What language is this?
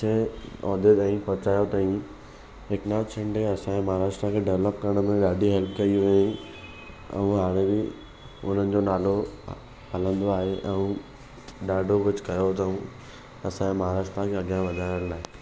Sindhi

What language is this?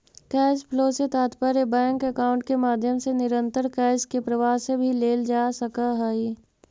Magahi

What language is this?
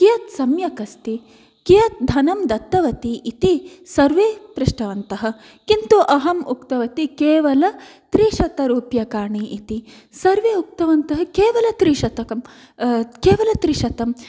Sanskrit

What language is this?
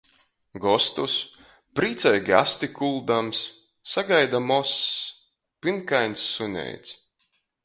Latgalian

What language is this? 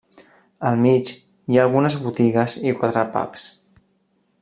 Catalan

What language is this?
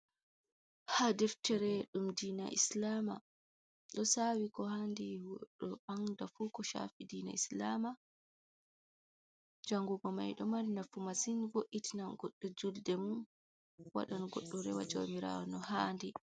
Fula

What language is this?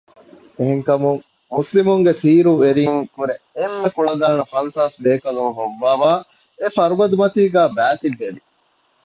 Divehi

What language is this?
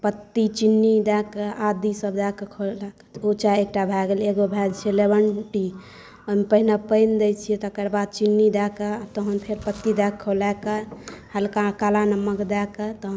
Maithili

